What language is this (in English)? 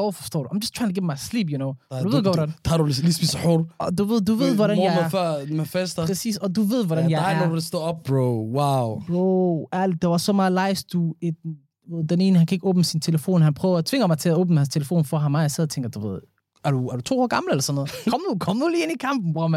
Danish